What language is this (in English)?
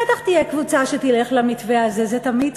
Hebrew